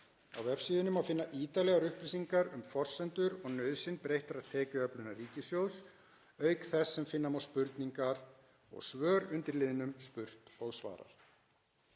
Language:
Icelandic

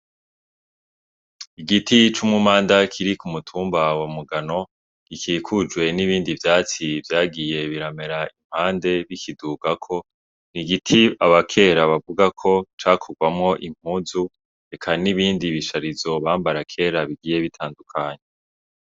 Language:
Rundi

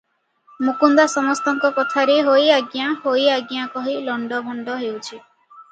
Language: Odia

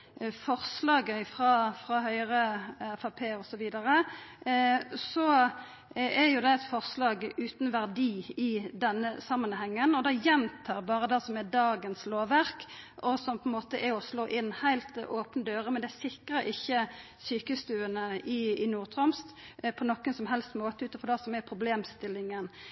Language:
Norwegian Nynorsk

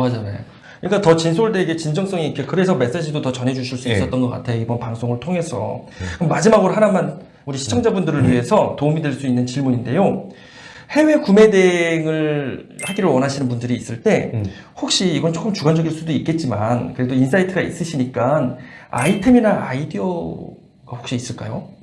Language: Korean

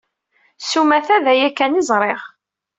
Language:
Kabyle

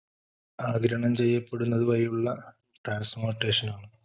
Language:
Malayalam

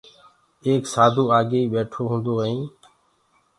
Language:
Gurgula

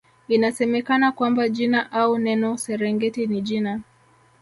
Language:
Swahili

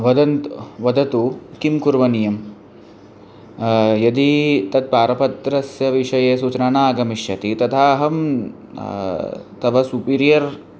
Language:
Sanskrit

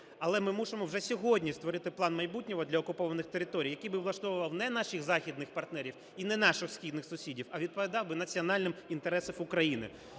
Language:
Ukrainian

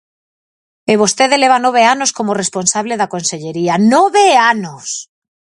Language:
Galician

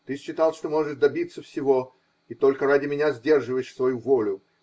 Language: Russian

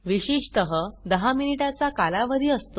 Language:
Marathi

